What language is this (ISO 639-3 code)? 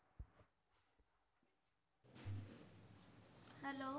guj